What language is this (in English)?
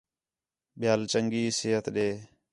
Khetrani